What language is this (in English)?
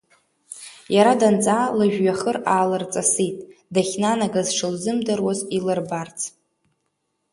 Abkhazian